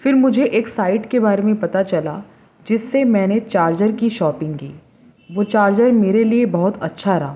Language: Urdu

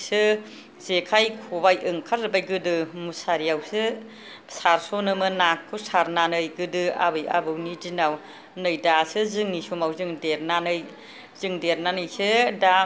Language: Bodo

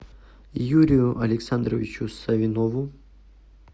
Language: Russian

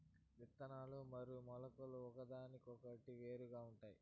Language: Telugu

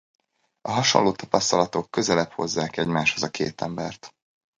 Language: Hungarian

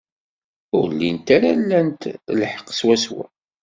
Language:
Kabyle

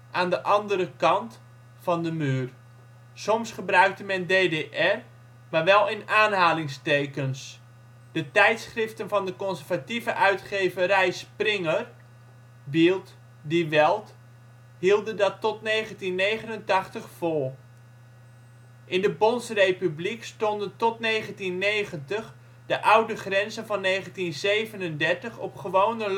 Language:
Dutch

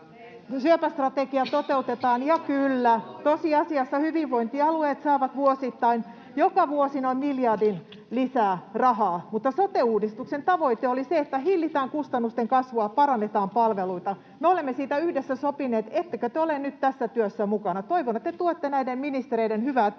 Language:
Finnish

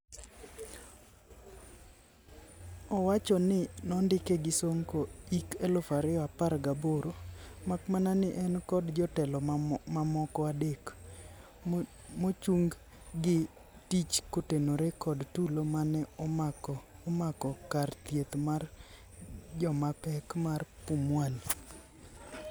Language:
Luo (Kenya and Tanzania)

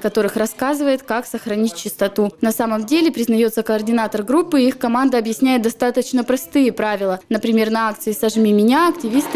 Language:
Russian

